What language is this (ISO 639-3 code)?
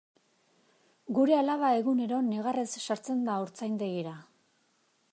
eus